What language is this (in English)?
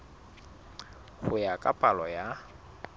Southern Sotho